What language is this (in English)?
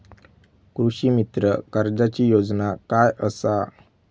Marathi